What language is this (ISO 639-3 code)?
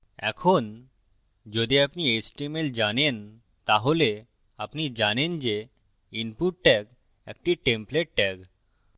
ben